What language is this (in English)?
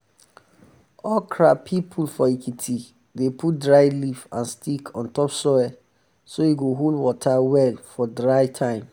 Nigerian Pidgin